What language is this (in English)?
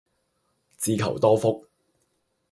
Cantonese